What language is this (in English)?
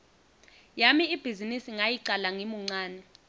Swati